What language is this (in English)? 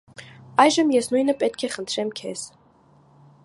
Armenian